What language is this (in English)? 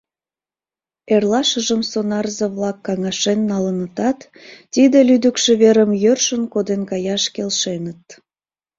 Mari